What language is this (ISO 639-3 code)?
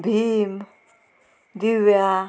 kok